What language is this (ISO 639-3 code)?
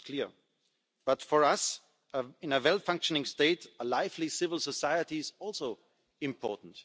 eng